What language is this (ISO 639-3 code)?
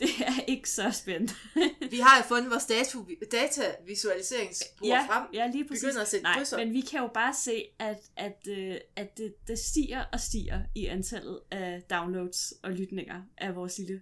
dan